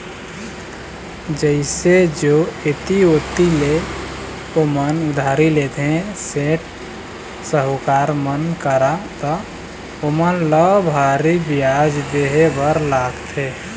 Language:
Chhattisgarhi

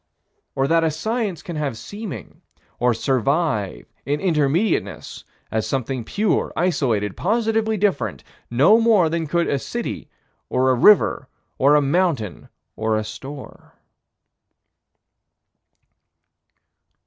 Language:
English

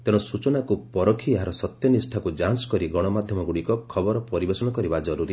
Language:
Odia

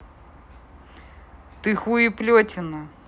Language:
Russian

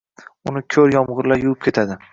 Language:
Uzbek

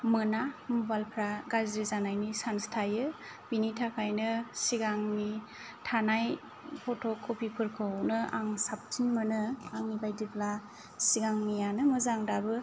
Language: Bodo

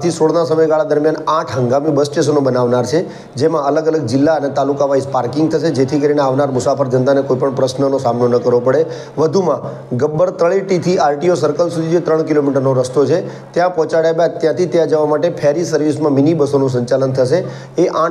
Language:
Gujarati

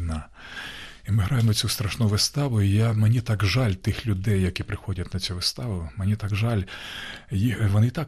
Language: Ukrainian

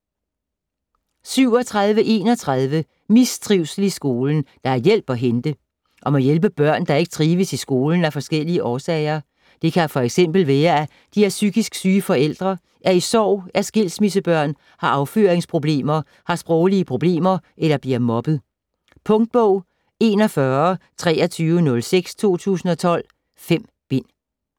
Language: Danish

